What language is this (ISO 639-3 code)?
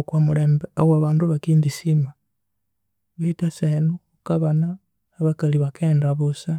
koo